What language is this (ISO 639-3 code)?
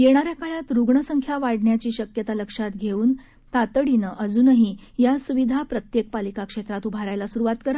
mar